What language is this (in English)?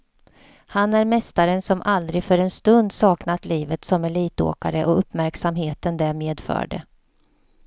Swedish